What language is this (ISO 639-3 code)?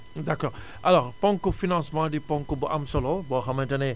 wol